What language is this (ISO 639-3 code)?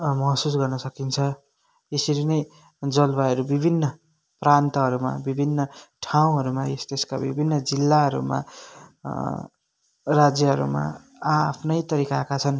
nep